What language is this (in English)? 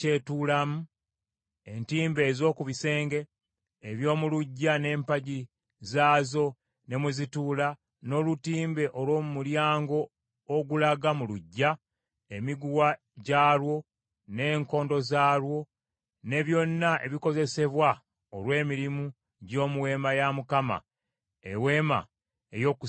Ganda